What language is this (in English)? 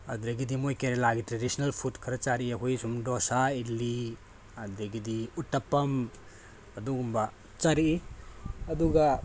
Manipuri